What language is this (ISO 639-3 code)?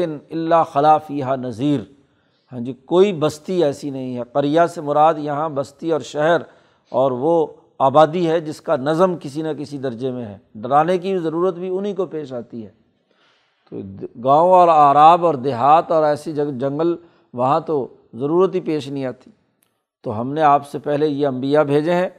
urd